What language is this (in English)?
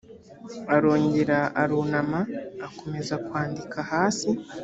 Kinyarwanda